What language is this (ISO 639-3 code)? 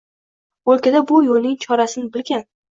uzb